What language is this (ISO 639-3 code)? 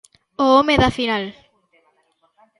glg